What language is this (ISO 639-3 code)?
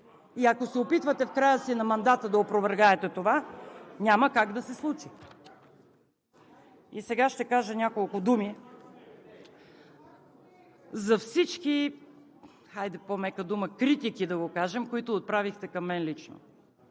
bul